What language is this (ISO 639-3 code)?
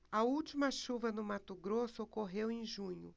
por